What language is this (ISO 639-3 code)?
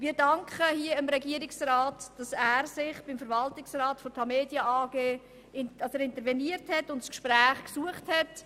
gsw